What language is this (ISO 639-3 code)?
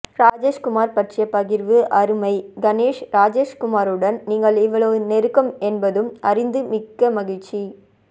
tam